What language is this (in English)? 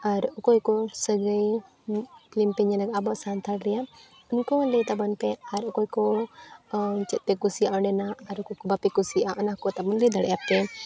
Santali